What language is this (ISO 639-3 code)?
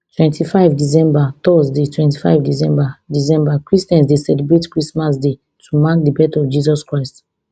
pcm